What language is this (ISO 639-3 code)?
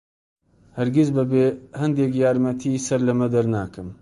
ckb